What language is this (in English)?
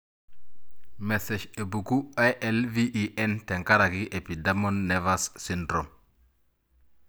Masai